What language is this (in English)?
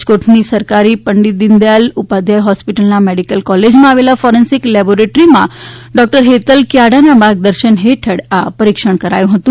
Gujarati